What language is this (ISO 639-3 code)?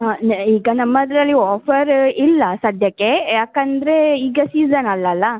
kan